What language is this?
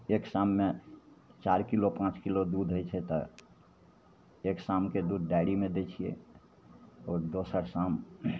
Maithili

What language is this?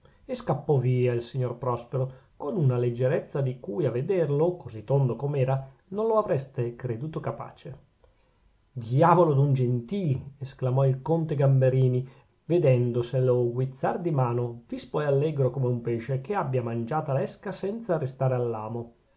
Italian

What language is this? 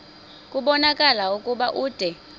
Xhosa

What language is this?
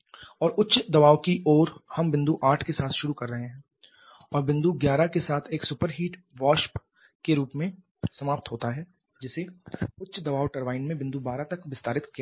Hindi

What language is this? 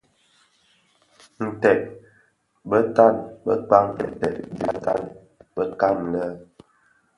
Bafia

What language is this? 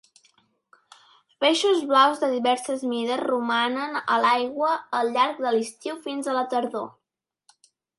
Catalan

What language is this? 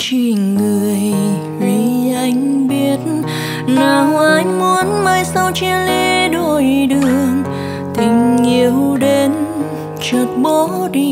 Vietnamese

